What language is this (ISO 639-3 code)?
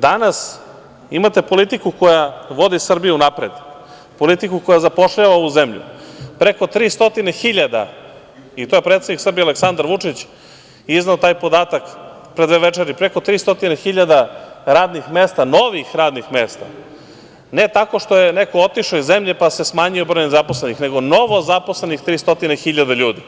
srp